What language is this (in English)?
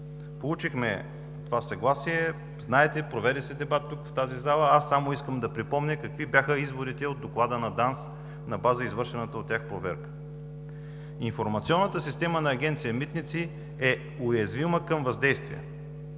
Bulgarian